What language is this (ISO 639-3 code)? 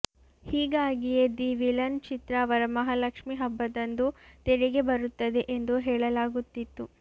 kan